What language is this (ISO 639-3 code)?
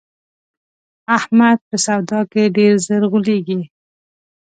pus